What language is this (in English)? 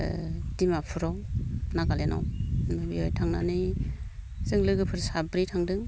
Bodo